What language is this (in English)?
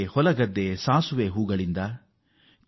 Kannada